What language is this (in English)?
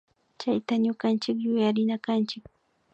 Imbabura Highland Quichua